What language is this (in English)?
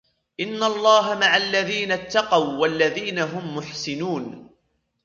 Arabic